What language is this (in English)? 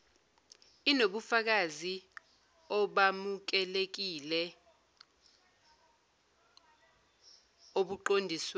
Zulu